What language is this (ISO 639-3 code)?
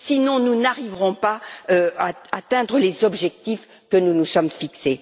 fra